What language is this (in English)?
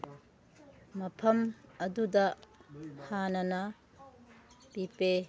Manipuri